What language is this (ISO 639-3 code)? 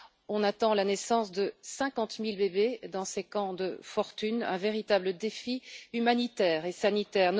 fra